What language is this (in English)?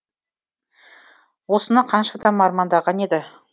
Kazakh